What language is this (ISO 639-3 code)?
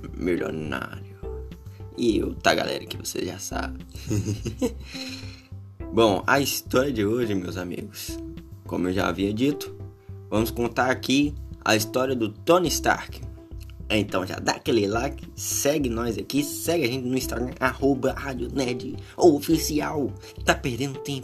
por